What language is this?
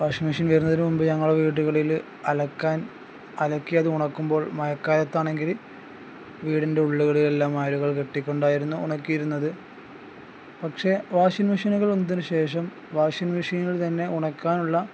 Malayalam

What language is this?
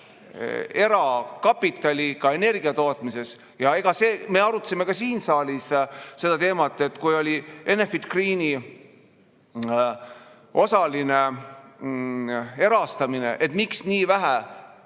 Estonian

